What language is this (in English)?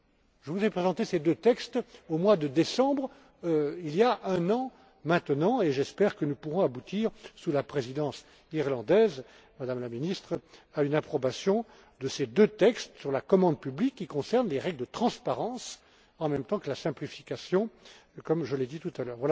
French